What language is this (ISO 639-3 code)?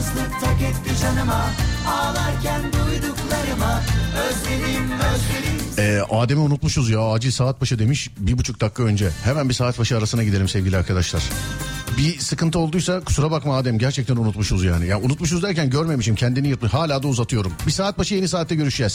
tur